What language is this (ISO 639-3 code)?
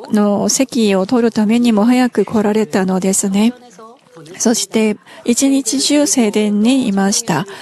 jpn